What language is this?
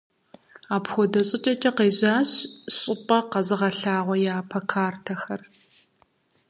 Kabardian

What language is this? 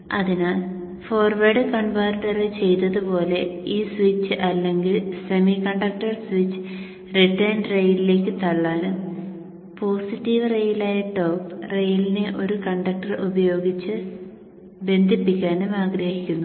Malayalam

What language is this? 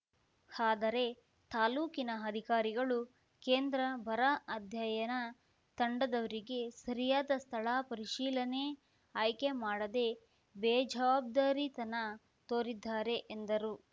Kannada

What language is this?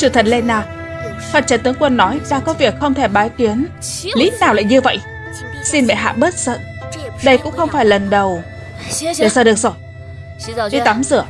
Vietnamese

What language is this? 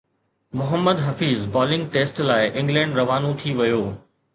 Sindhi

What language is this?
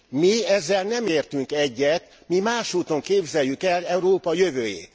Hungarian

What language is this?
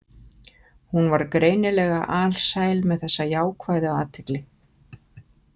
Icelandic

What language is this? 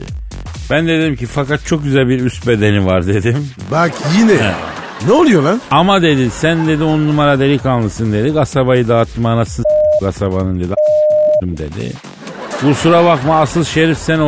Turkish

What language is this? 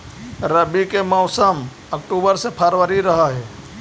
Magahi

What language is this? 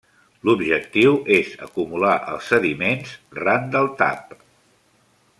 Catalan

